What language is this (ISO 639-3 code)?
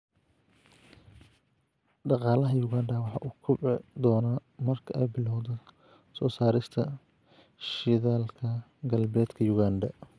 som